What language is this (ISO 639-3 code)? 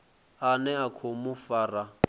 ven